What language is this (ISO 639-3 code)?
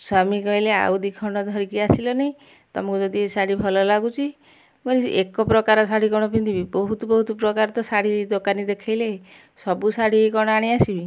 ori